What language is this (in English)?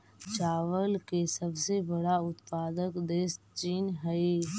Magahi